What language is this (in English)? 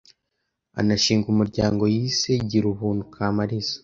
Kinyarwanda